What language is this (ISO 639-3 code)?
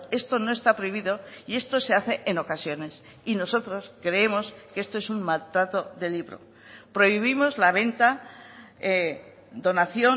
spa